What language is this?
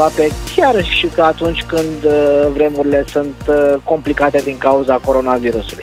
Romanian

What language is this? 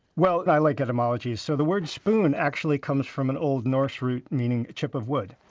English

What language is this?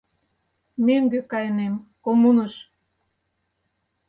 Mari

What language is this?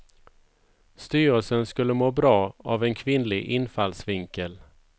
Swedish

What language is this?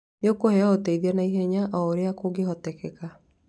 Kikuyu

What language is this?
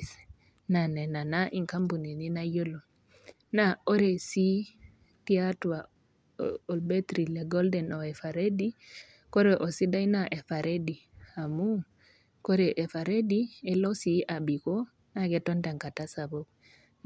Masai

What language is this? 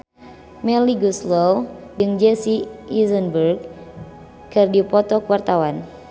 Sundanese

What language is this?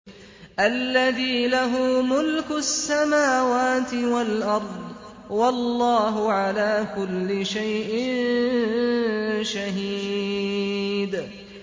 Arabic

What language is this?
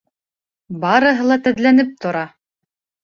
Bashkir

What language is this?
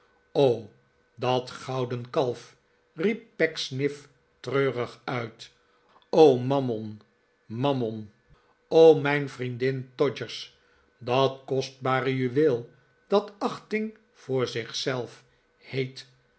Dutch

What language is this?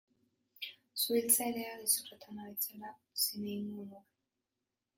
Basque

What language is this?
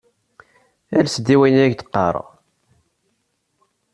Kabyle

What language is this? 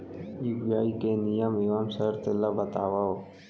Chhattisgarhi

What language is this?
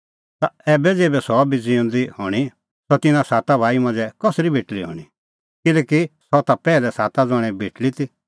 Kullu Pahari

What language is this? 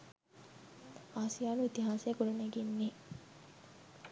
Sinhala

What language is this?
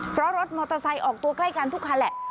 Thai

